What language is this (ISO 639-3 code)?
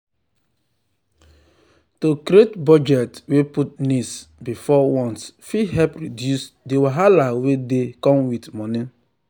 pcm